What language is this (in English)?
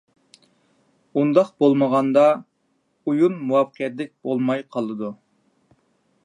Uyghur